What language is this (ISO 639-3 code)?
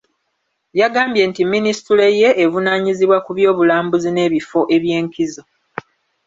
lug